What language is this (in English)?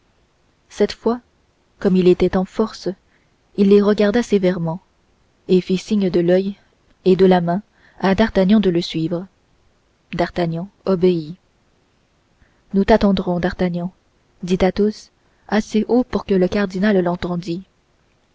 French